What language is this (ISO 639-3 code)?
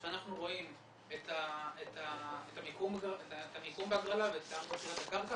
heb